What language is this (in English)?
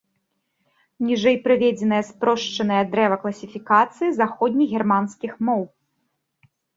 Belarusian